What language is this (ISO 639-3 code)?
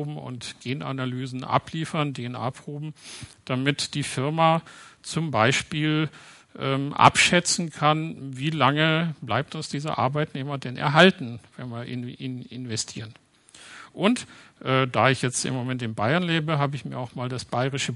deu